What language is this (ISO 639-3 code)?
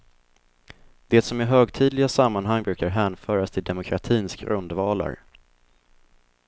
swe